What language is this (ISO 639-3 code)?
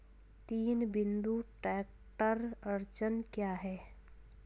hin